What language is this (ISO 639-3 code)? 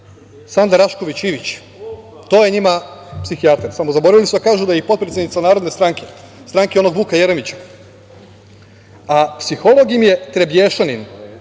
srp